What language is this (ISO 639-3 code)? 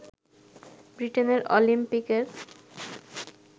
ben